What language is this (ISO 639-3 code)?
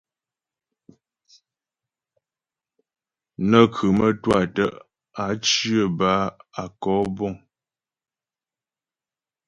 bbj